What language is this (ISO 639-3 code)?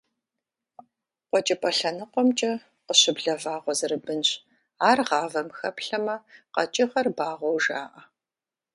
kbd